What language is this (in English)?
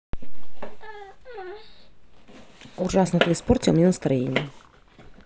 Russian